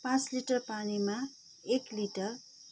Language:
Nepali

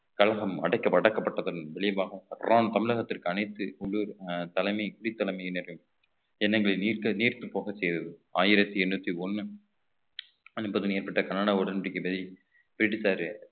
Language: Tamil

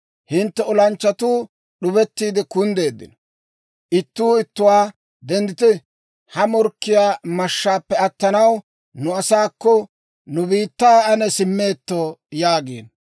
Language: Dawro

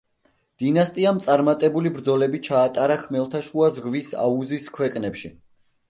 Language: Georgian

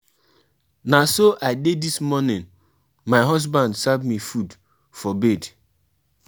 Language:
Nigerian Pidgin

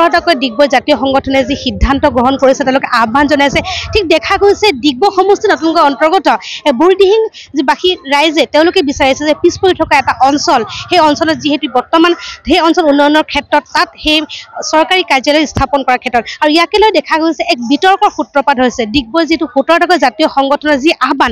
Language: Bangla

